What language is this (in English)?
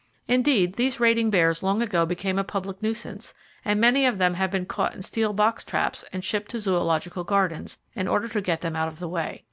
English